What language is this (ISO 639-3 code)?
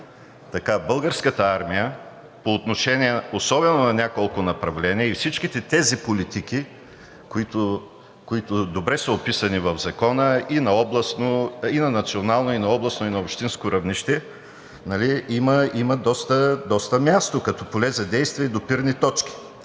bul